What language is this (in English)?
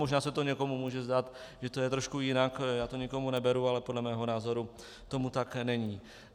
Czech